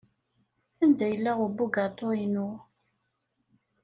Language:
Kabyle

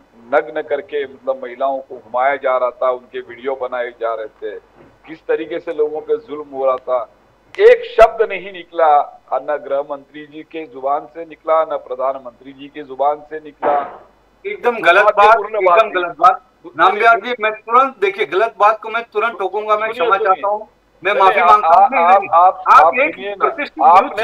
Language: Hindi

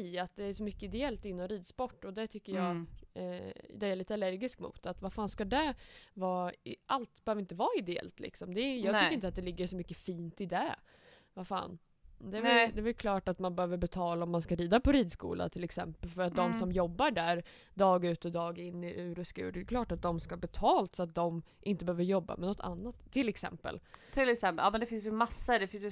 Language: Swedish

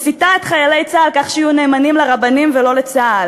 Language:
Hebrew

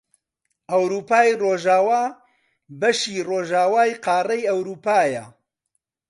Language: Central Kurdish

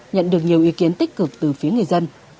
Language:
Vietnamese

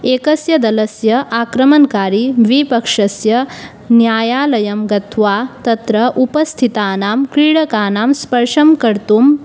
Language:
Sanskrit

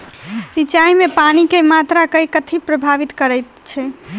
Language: Maithili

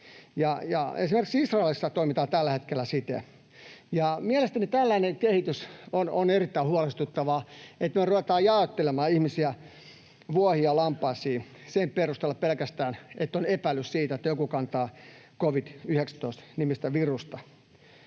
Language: Finnish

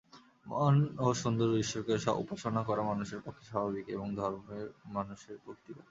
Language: Bangla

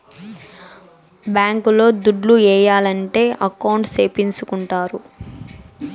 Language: Telugu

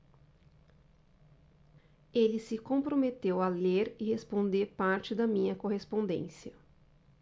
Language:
Portuguese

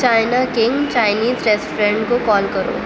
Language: Urdu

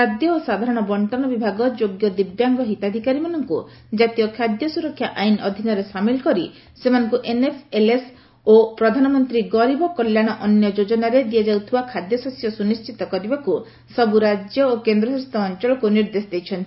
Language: Odia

